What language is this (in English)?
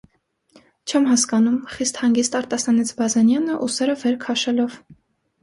Armenian